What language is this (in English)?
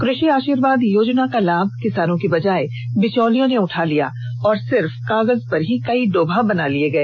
Hindi